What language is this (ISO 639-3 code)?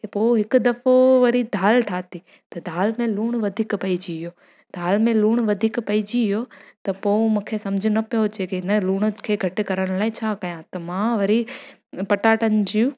snd